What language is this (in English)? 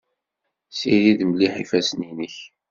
Kabyle